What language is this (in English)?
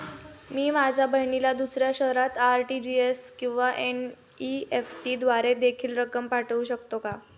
Marathi